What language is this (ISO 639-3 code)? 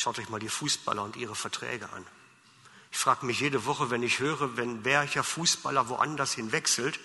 deu